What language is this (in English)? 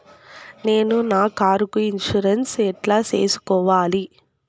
Telugu